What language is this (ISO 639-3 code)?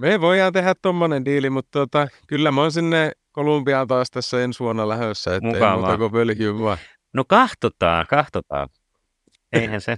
fin